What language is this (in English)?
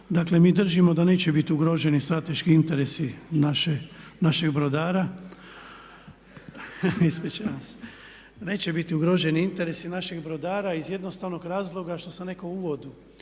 Croatian